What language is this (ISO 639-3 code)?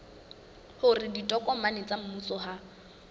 sot